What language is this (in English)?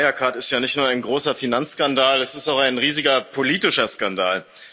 German